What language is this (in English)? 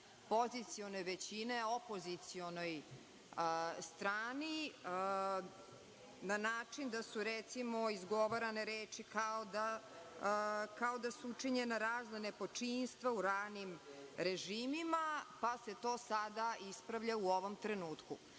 Serbian